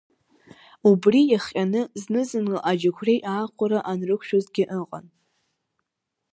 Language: Abkhazian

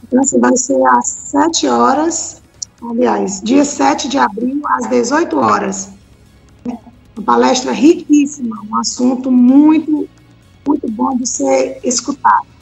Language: Portuguese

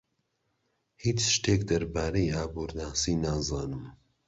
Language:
Central Kurdish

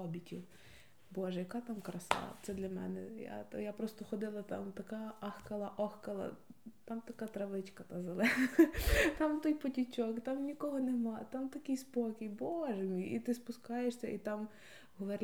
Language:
Ukrainian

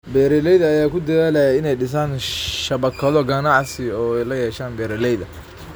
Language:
Somali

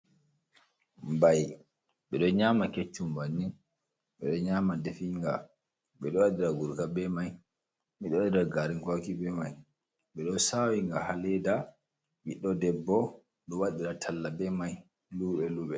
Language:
Fula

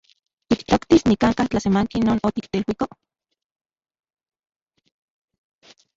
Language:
Central Puebla Nahuatl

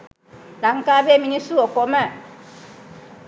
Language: Sinhala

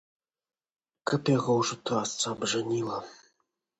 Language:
Belarusian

